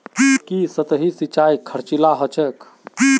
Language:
Magahi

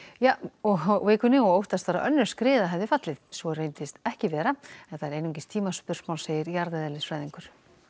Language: Icelandic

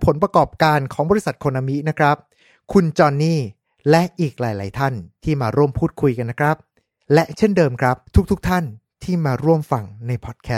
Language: Thai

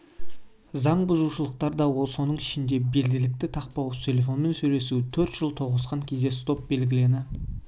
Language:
Kazakh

